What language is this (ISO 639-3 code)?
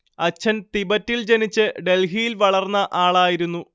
mal